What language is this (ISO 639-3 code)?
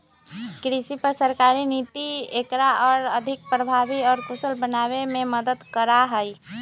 mag